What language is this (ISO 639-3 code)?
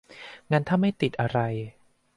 tha